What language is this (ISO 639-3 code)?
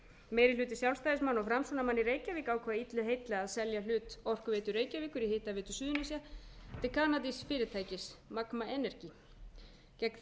isl